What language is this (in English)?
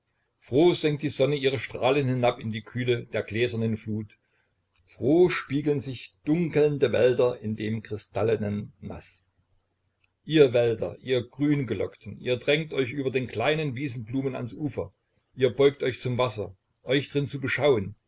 German